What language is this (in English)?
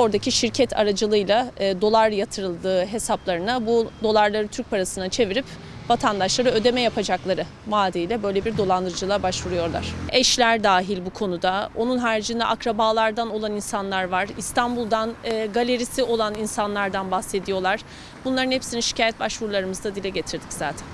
Turkish